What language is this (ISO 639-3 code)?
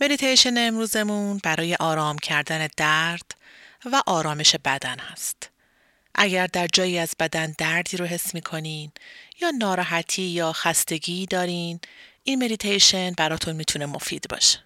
fas